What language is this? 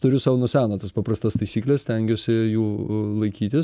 Lithuanian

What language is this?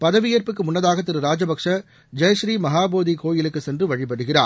Tamil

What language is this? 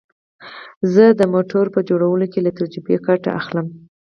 Pashto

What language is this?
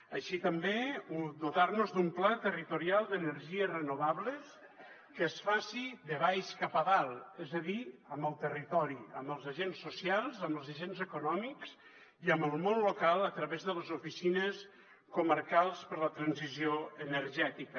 Catalan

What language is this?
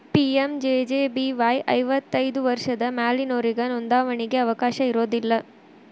Kannada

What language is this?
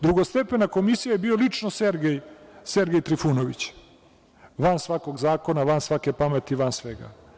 Serbian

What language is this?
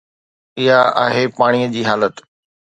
Sindhi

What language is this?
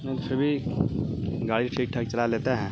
Urdu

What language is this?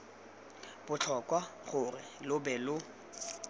Tswana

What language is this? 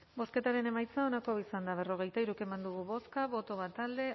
Basque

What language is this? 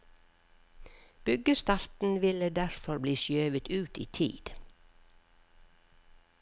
Norwegian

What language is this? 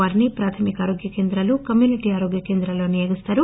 Telugu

